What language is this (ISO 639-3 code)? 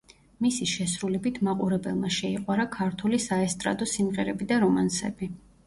kat